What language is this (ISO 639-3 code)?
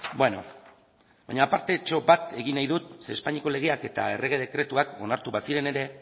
eus